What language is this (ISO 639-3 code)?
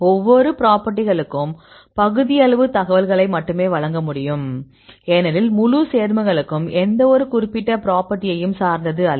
tam